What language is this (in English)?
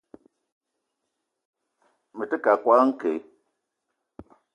Eton (Cameroon)